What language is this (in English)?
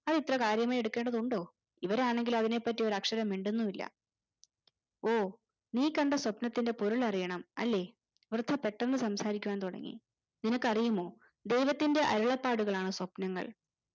Malayalam